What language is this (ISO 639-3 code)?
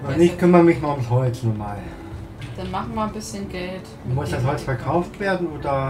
deu